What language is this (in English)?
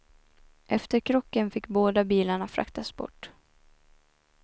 Swedish